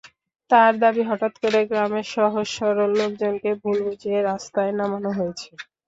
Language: Bangla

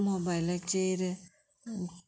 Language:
Konkani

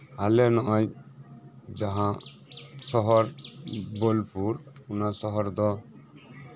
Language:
Santali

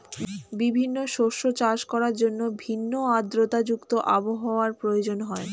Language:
Bangla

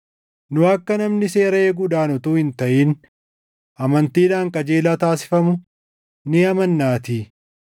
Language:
Oromo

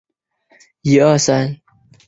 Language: Chinese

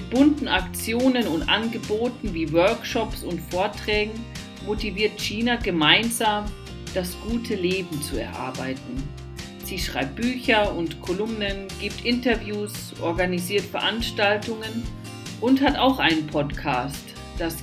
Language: German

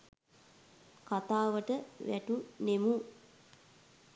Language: Sinhala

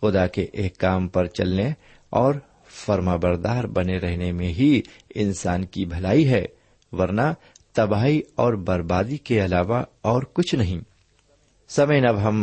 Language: Urdu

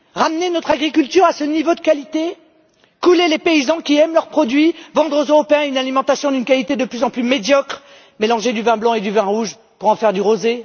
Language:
French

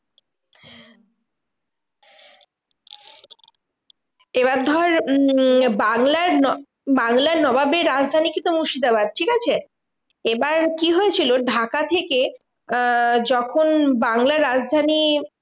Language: Bangla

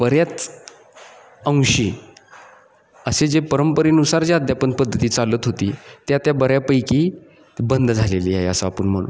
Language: Marathi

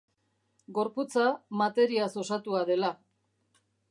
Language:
Basque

